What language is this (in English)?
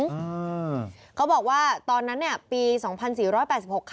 Thai